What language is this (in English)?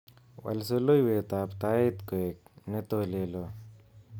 Kalenjin